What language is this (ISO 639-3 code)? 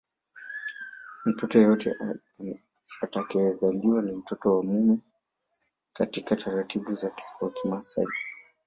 swa